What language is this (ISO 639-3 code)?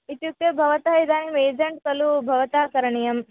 san